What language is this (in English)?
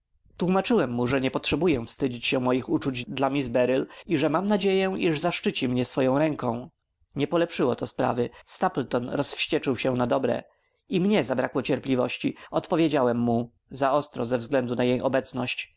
Polish